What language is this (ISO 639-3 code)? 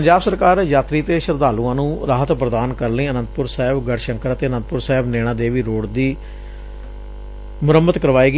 pan